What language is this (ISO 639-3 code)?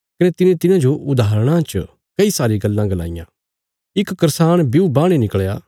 kfs